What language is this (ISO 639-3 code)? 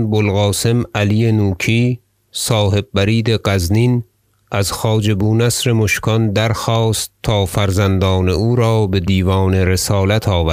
fas